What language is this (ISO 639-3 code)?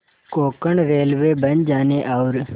hin